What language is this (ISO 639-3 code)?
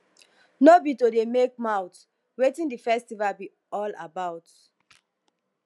pcm